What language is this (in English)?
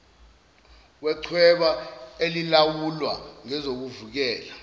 Zulu